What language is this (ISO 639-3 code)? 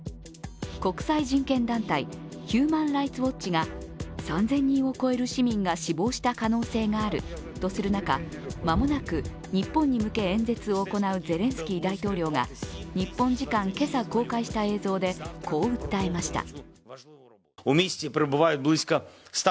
jpn